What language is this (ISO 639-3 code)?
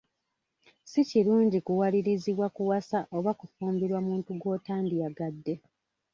lug